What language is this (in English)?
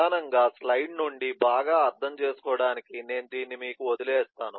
Telugu